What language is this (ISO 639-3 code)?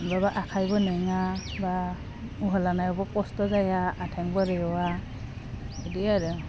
brx